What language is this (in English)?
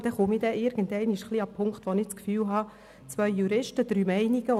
Swiss German